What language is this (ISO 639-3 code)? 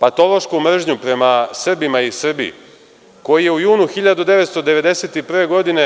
srp